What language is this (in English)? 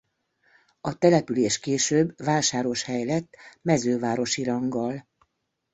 Hungarian